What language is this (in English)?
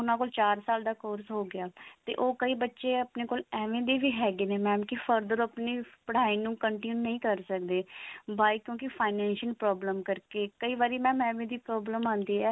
Punjabi